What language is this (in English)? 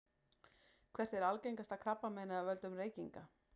Icelandic